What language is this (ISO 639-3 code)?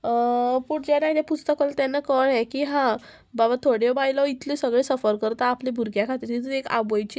kok